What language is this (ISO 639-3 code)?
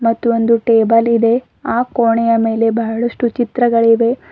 kan